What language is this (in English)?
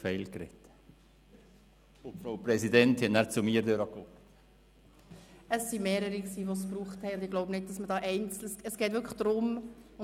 Swiss German